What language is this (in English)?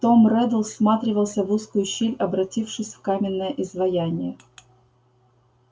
Russian